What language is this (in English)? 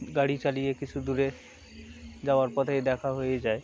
Bangla